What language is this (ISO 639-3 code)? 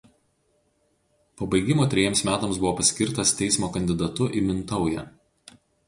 lit